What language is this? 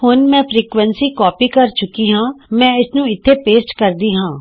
Punjabi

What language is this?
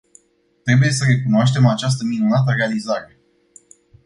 Romanian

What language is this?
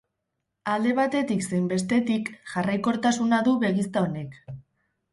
Basque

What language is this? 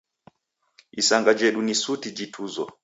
Taita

